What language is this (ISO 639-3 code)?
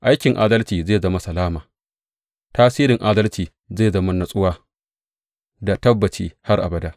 hau